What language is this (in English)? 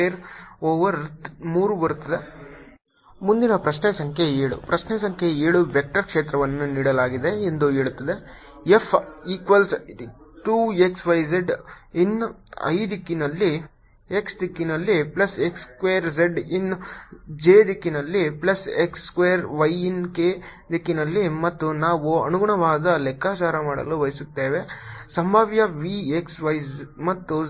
Kannada